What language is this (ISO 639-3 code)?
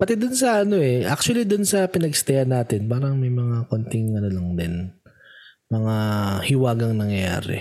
fil